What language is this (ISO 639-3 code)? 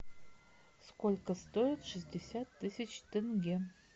rus